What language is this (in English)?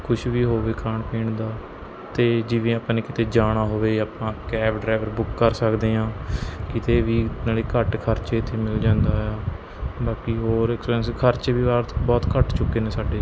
Punjabi